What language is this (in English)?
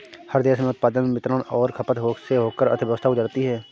Hindi